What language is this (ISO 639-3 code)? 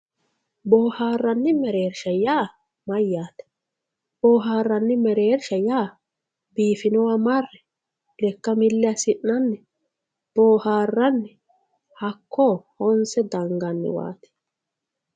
sid